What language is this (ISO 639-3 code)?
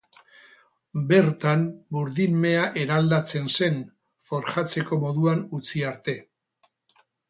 eus